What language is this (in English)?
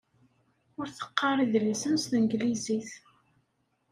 Kabyle